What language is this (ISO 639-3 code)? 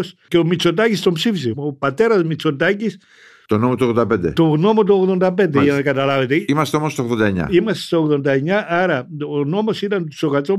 ell